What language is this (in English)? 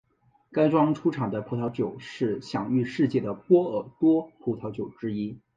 Chinese